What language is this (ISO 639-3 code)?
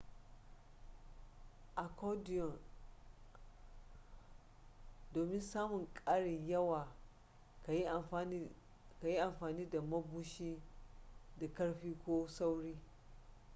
hau